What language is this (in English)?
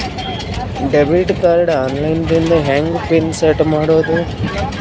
Kannada